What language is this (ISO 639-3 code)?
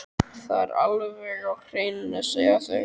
isl